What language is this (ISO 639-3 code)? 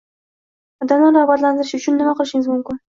uzb